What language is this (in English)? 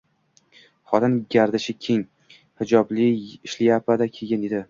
Uzbek